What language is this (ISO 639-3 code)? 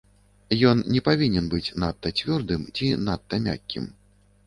bel